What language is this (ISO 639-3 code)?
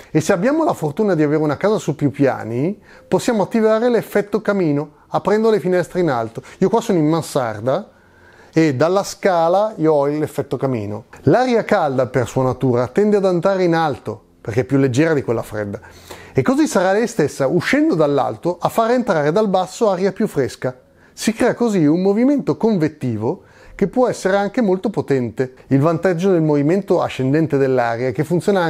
ita